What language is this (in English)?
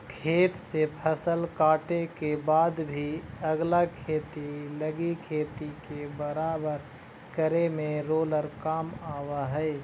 Magahi